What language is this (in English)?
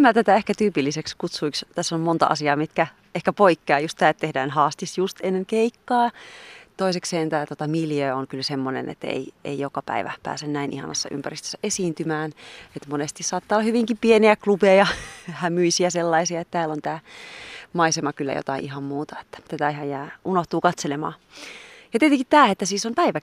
Finnish